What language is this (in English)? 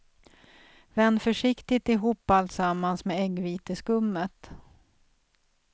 Swedish